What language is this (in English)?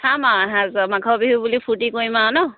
Assamese